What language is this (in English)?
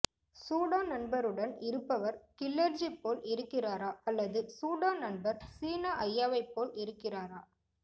Tamil